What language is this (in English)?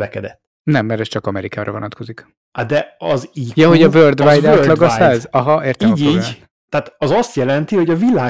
Hungarian